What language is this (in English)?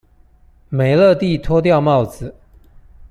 Chinese